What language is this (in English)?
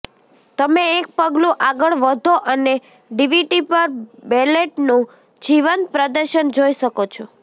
Gujarati